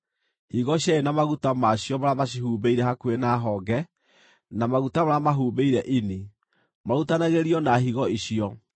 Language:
Kikuyu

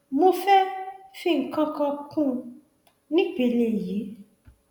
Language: Yoruba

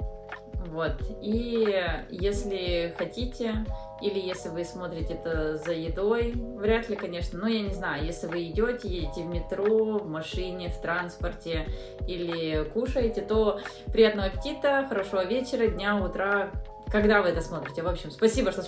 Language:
Russian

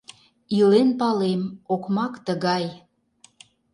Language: Mari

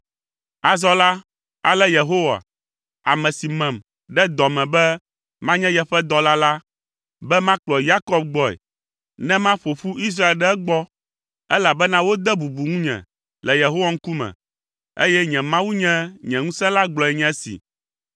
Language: Ewe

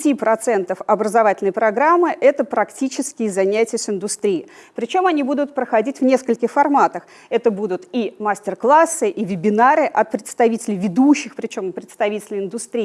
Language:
Russian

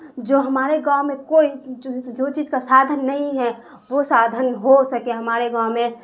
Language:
Urdu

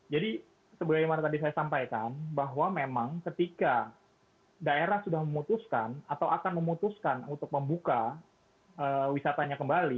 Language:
Indonesian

